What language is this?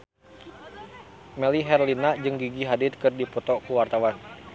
Sundanese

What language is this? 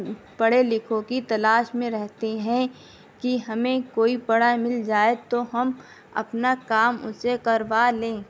Urdu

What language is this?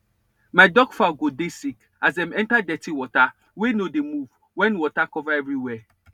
Nigerian Pidgin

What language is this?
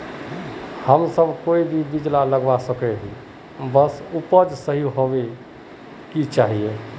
Magahi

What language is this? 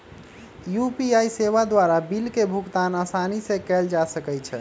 Magahi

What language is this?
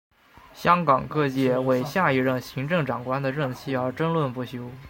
Chinese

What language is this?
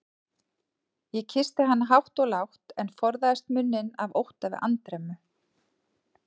Icelandic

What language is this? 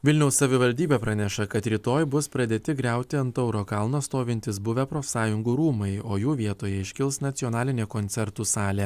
Lithuanian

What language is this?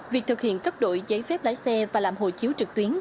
Vietnamese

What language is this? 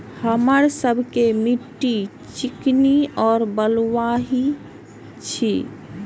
Maithili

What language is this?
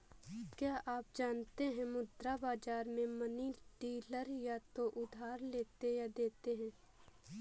Hindi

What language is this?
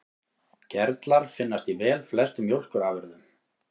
Icelandic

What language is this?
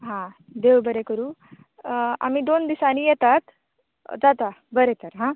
Konkani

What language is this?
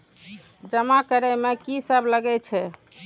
Maithili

